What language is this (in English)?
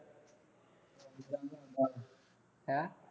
Punjabi